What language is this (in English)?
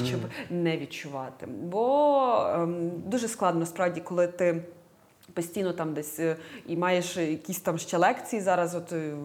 Ukrainian